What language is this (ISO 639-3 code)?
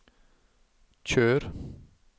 nor